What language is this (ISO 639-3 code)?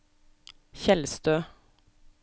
nor